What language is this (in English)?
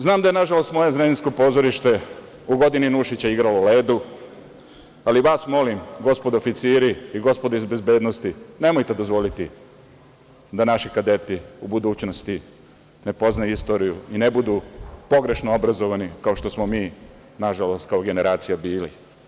Serbian